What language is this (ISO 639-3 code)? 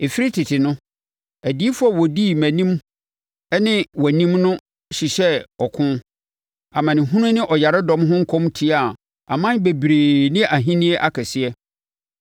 aka